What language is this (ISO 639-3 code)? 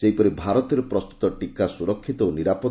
ori